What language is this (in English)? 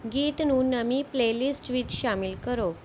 Punjabi